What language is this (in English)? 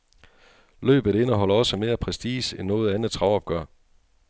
Danish